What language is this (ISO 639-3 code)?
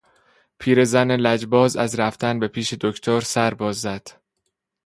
fas